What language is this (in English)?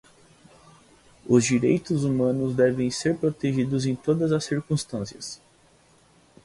Portuguese